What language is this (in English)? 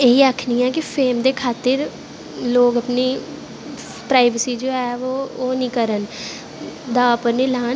Dogri